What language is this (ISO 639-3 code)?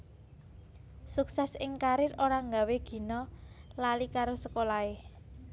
jav